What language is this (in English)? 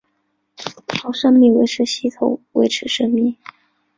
Chinese